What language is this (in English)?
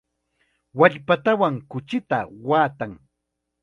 Chiquián Ancash Quechua